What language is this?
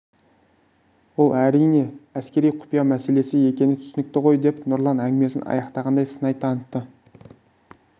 Kazakh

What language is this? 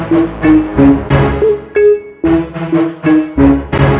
Indonesian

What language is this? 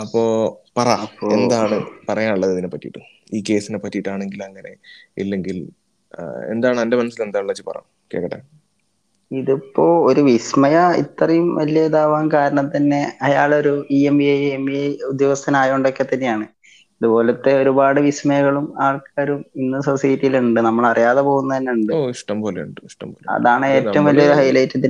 Malayalam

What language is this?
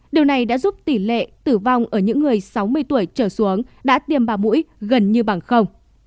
Vietnamese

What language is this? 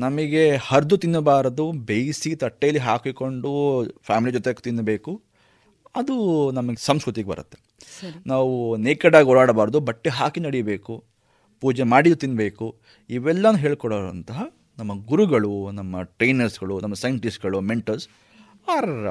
Kannada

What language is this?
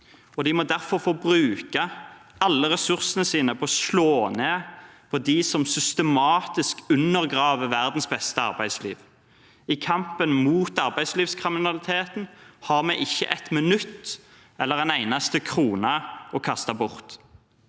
Norwegian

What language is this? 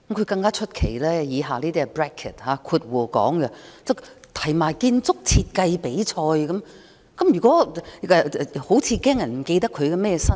Cantonese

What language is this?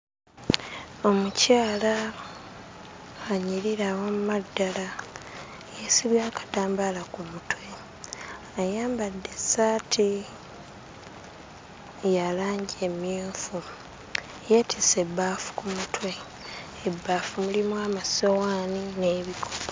Ganda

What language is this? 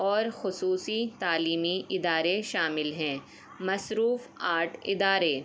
Urdu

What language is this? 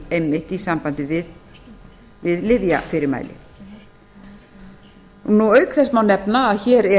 Icelandic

